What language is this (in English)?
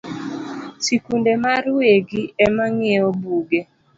Luo (Kenya and Tanzania)